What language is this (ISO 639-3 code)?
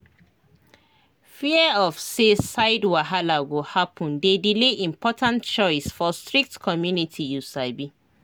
pcm